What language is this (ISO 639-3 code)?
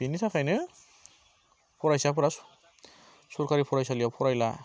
brx